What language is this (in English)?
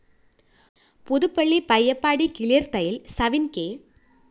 Malayalam